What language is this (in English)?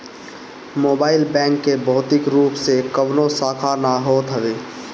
Bhojpuri